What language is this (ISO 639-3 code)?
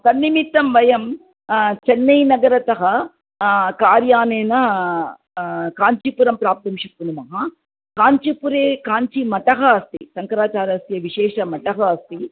san